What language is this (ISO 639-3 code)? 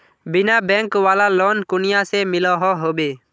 mag